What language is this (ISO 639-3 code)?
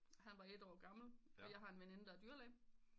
dan